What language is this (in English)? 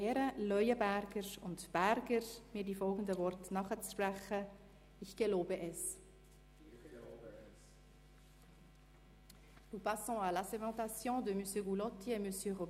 Swiss German